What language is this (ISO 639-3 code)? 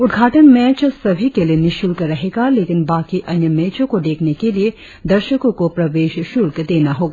hin